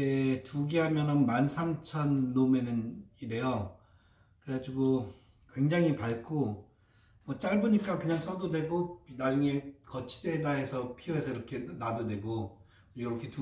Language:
Korean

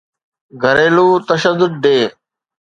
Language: Sindhi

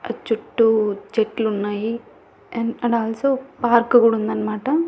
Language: Telugu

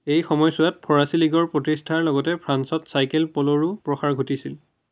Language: Assamese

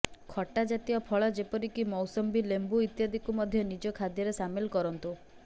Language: Odia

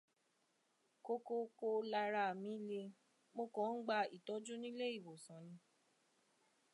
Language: Yoruba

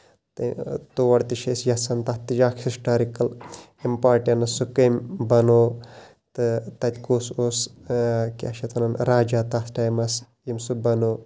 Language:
Kashmiri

